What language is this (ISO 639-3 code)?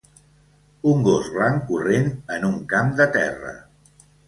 cat